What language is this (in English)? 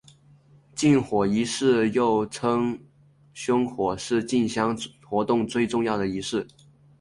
Chinese